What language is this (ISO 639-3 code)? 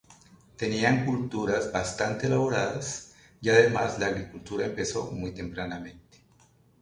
spa